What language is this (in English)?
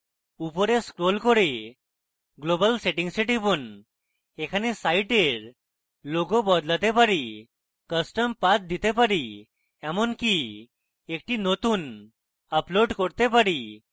Bangla